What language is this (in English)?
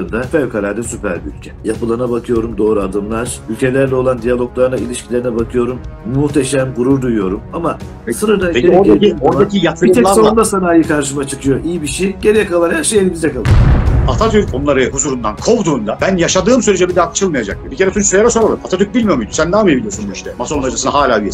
Turkish